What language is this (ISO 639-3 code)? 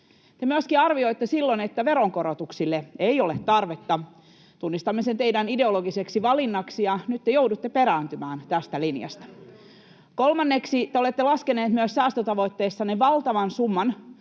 fin